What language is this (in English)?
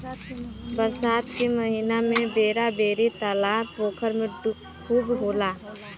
Bhojpuri